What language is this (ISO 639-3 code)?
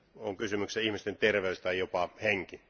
fin